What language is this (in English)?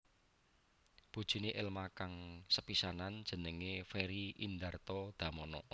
Javanese